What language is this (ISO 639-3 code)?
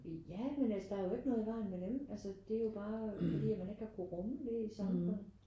dan